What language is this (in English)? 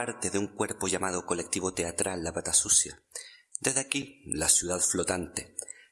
Spanish